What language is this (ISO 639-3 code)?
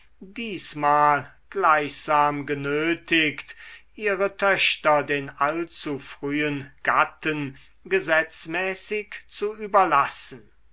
deu